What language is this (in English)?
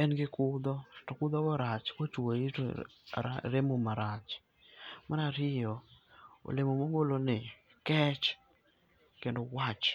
Luo (Kenya and Tanzania)